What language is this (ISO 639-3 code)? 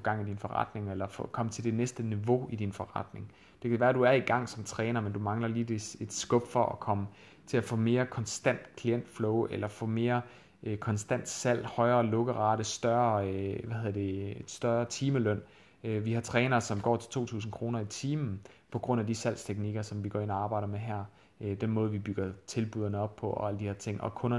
dan